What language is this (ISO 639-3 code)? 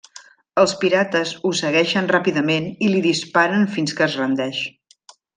cat